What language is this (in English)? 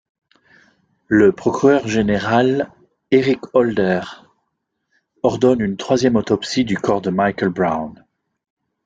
French